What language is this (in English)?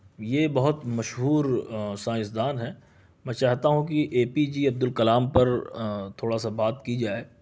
Urdu